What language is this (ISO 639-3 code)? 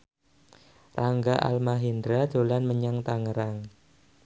jav